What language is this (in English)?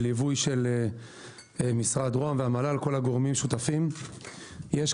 Hebrew